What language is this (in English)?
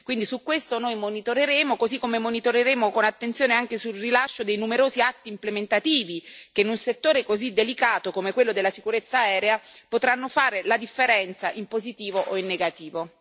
Italian